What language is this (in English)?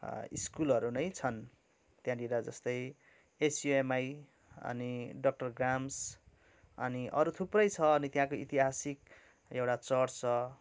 Nepali